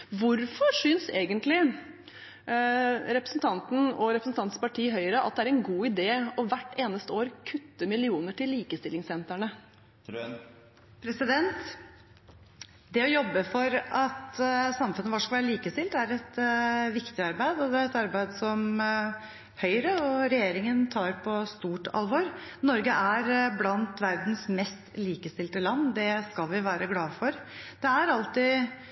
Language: Norwegian Bokmål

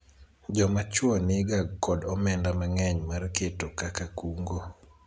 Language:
Luo (Kenya and Tanzania)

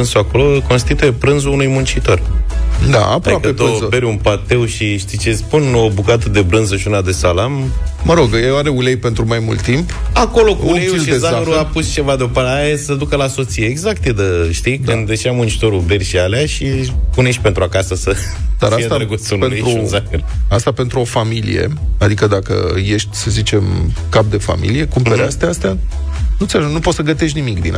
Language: Romanian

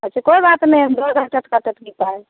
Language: Maithili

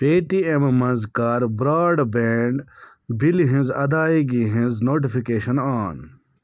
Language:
Kashmiri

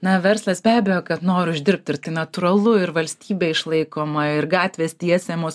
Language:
Lithuanian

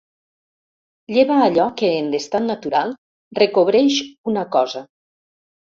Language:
Catalan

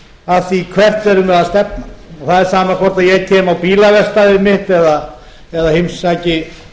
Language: Icelandic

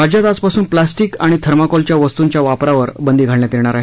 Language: Marathi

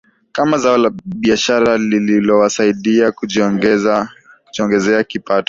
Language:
Swahili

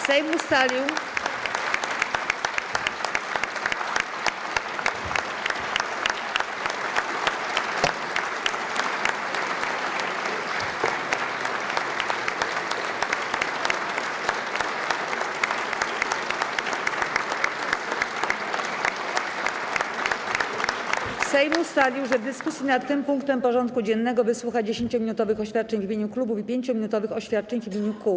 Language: Polish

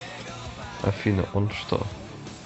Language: Russian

